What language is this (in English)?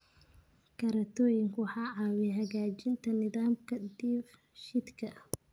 Somali